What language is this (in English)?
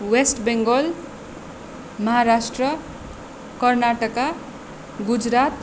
Nepali